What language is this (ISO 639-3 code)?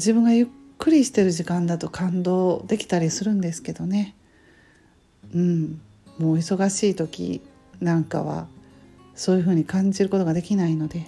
jpn